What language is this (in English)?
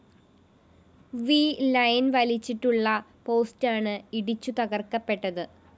Malayalam